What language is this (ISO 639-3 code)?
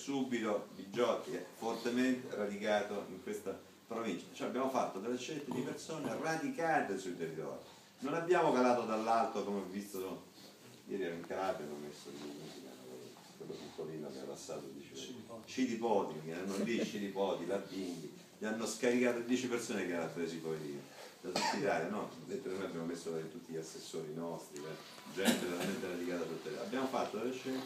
ita